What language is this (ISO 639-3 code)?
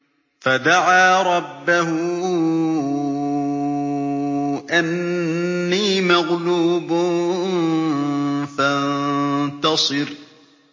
ara